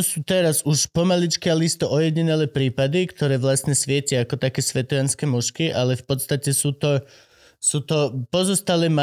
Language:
Slovak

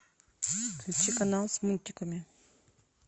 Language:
Russian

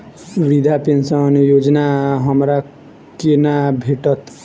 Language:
Maithili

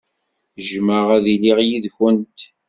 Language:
Kabyle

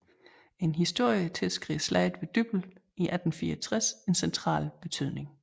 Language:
Danish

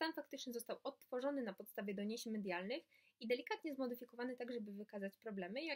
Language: Polish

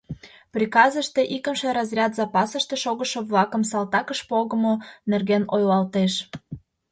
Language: Mari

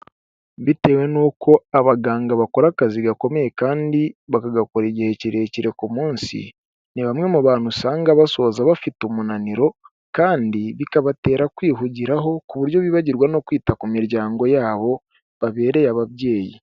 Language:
Kinyarwanda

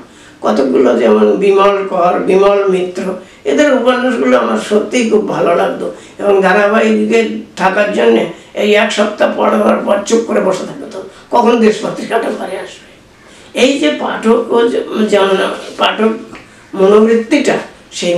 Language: Bangla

